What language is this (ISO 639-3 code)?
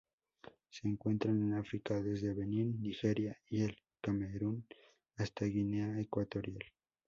spa